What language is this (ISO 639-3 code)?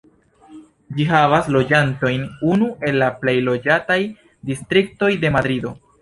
epo